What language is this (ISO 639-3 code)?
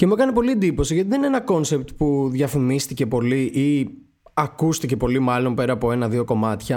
ell